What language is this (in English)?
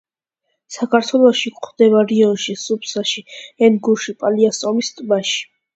Georgian